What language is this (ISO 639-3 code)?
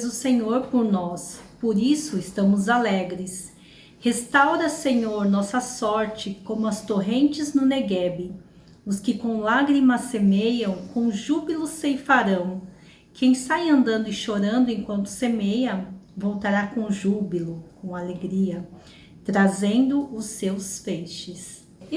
por